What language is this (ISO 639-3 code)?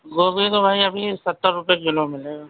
urd